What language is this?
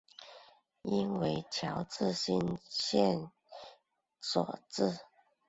Chinese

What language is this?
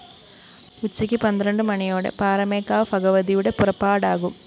Malayalam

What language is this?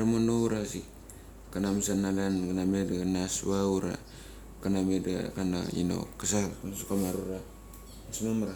Mali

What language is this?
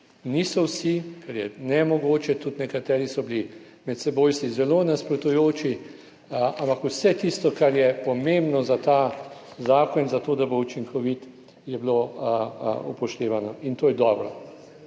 Slovenian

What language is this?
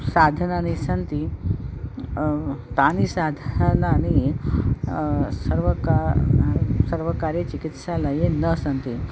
Sanskrit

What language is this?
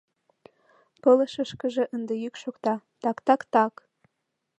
Mari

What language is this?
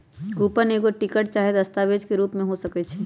Magahi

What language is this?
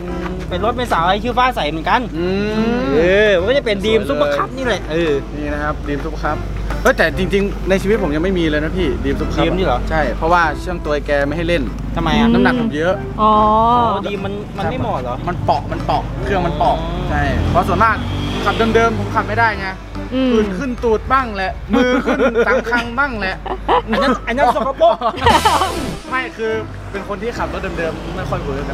Thai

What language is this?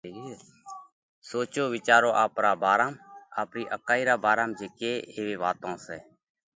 Parkari Koli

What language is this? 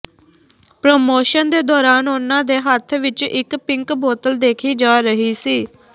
Punjabi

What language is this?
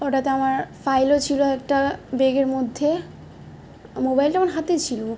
Bangla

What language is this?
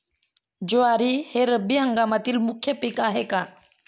Marathi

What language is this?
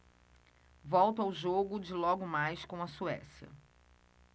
Portuguese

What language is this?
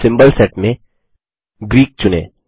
Hindi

